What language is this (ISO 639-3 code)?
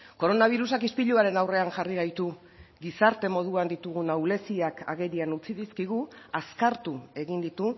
eus